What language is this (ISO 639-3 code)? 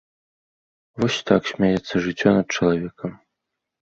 bel